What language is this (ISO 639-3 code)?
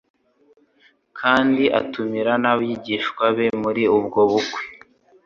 kin